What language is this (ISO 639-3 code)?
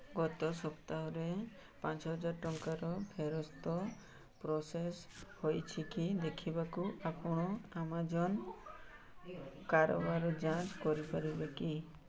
ori